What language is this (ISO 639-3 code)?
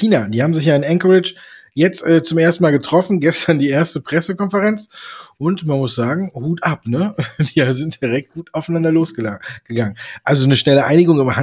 deu